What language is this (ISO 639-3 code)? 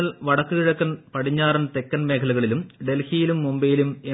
mal